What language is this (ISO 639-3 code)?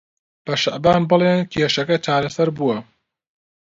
ckb